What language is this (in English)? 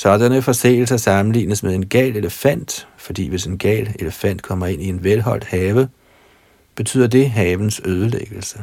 Danish